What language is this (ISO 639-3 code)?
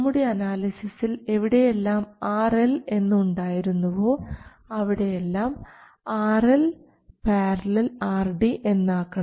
mal